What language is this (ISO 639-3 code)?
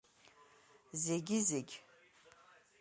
abk